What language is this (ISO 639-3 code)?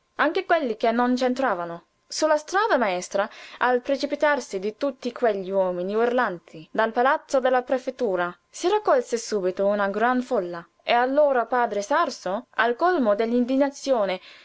ita